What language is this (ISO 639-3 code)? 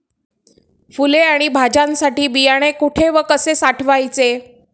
mar